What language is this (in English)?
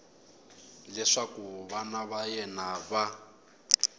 Tsonga